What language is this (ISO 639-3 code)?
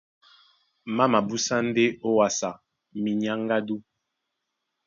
dua